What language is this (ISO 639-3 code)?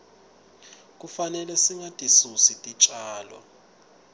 ssw